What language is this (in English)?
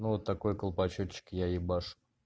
Russian